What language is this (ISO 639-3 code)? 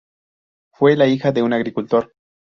spa